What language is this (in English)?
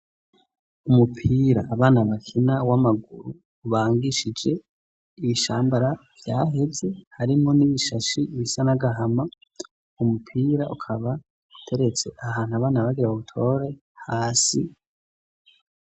Rundi